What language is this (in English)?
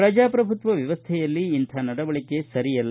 Kannada